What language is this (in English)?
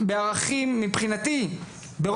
Hebrew